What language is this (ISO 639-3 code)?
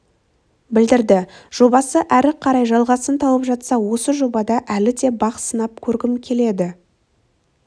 kaz